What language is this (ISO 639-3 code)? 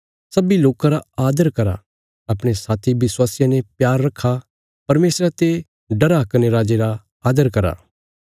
kfs